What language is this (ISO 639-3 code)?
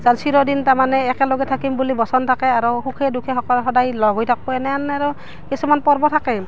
asm